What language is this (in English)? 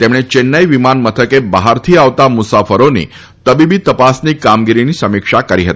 Gujarati